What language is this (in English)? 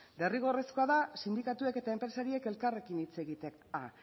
Basque